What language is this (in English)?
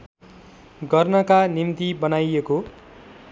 Nepali